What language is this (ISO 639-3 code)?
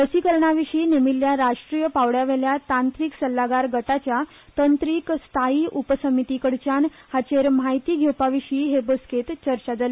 kok